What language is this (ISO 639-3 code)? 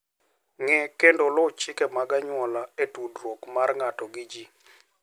luo